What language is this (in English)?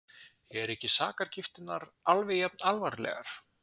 Icelandic